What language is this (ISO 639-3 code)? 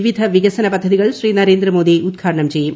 mal